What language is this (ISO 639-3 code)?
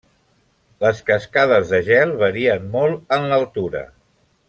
cat